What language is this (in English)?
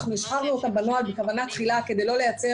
Hebrew